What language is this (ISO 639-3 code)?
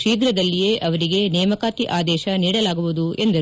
kan